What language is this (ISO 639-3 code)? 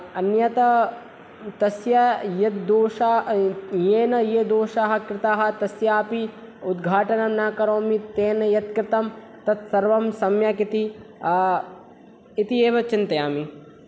san